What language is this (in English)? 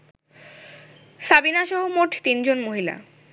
Bangla